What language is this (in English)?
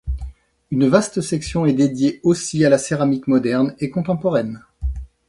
French